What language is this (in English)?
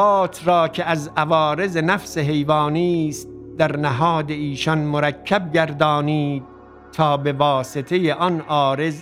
Persian